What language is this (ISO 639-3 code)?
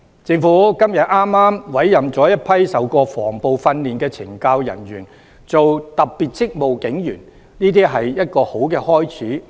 yue